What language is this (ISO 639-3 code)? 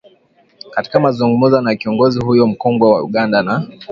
swa